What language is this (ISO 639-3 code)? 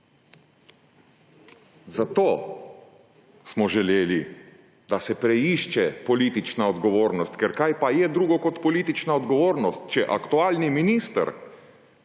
slv